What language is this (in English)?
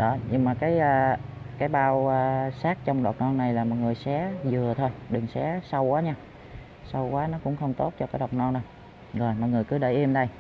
Vietnamese